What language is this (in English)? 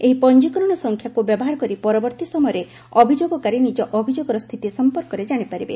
Odia